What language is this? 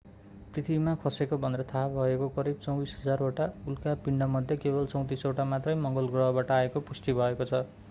Nepali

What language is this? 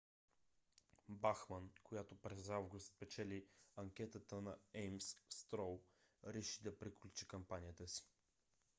Bulgarian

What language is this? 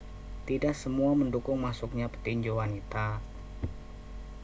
Indonesian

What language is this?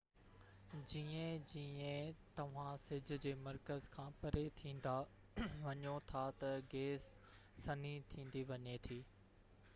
Sindhi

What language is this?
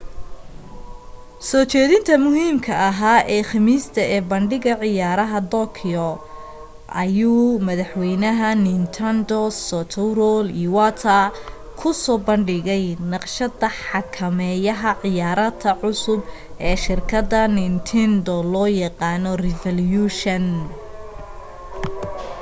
Somali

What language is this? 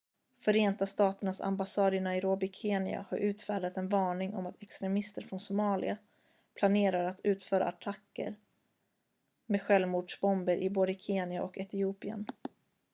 Swedish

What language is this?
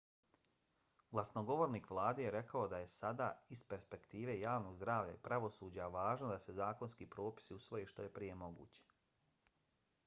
Bosnian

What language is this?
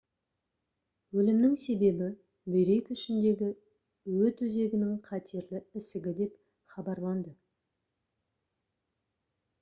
Kazakh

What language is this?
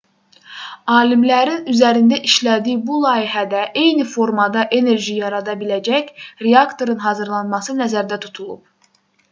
Azerbaijani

